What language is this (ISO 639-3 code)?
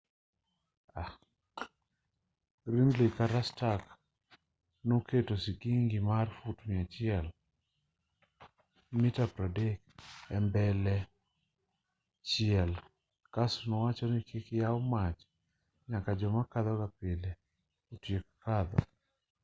luo